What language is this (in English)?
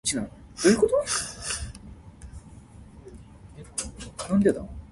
Min Nan Chinese